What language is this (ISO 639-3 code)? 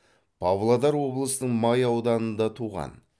kaz